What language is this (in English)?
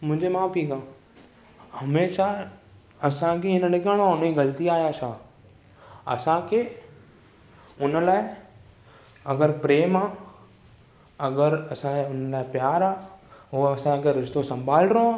Sindhi